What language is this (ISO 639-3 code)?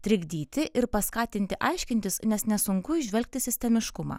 lit